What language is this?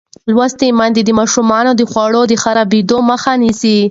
Pashto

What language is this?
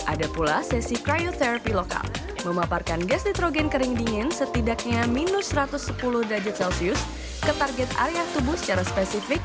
Indonesian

